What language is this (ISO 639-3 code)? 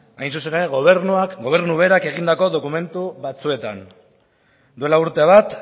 eus